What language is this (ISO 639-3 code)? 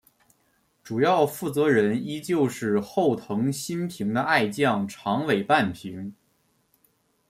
zho